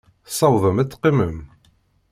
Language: Kabyle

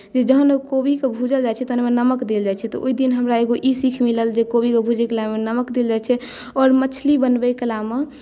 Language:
Maithili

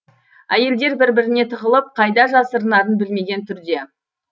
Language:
Kazakh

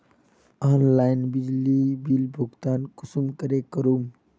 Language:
Magahi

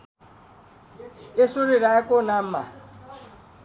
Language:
Nepali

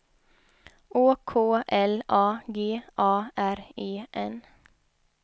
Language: Swedish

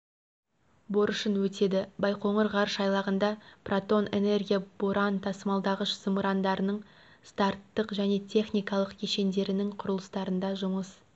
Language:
Kazakh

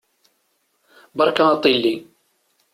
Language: Kabyle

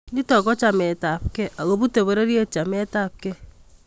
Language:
Kalenjin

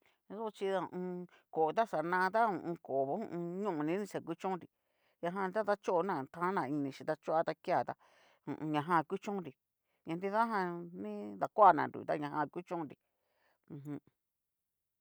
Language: Cacaloxtepec Mixtec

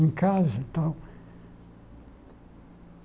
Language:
Portuguese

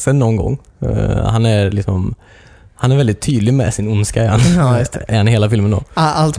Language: Swedish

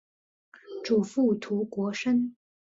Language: Chinese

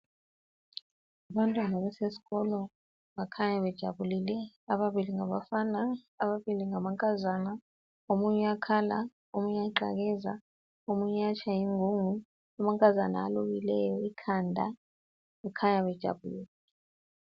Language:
North Ndebele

